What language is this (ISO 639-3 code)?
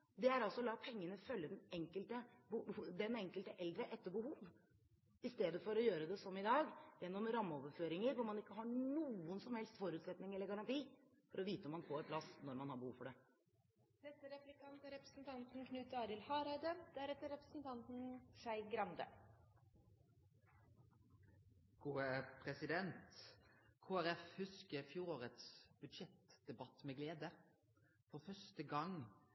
nor